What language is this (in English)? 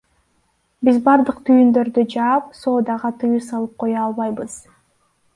Kyrgyz